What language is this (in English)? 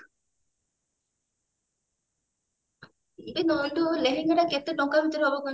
Odia